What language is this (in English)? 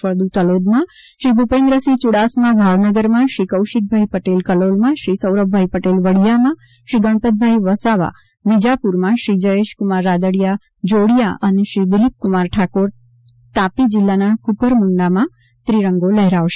Gujarati